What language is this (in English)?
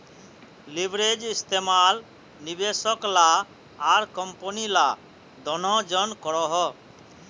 Magahi